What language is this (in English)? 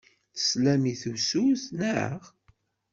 Kabyle